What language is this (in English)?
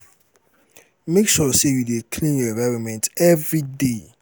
Nigerian Pidgin